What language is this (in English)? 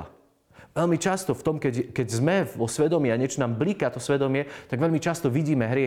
Slovak